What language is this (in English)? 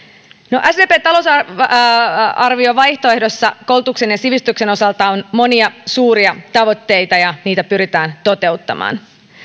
Finnish